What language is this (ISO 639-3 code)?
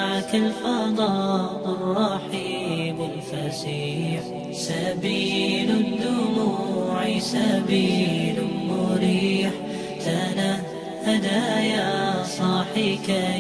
ara